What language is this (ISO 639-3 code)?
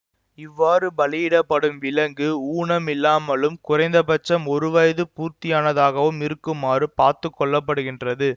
tam